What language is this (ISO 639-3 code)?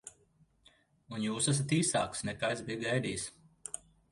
lav